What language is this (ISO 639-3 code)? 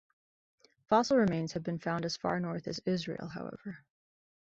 eng